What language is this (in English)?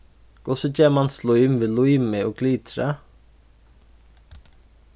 Faroese